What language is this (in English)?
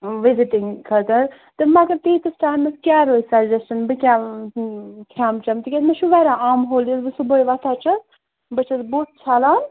Kashmiri